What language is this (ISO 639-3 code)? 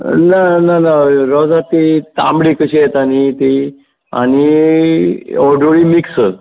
kok